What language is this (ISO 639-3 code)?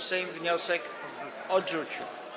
pol